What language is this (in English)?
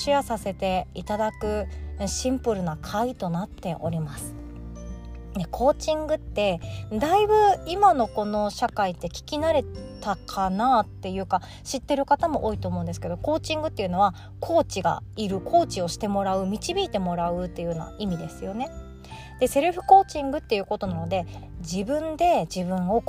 Japanese